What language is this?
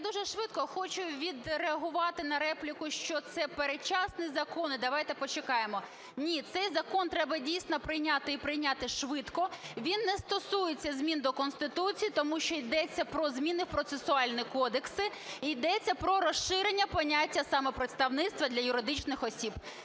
Ukrainian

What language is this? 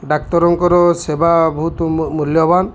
Odia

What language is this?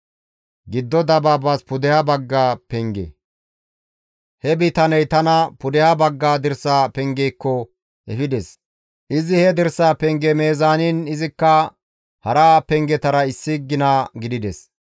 Gamo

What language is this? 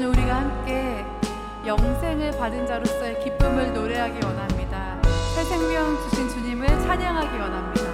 Korean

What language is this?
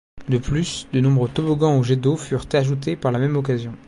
French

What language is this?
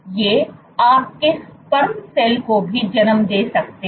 Hindi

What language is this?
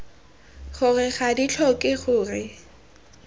Tswana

